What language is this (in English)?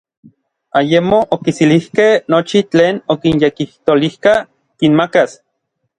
Orizaba Nahuatl